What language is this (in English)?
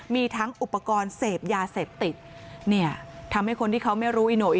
Thai